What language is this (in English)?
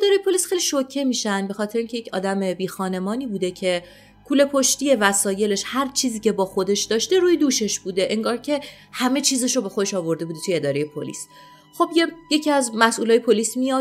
Persian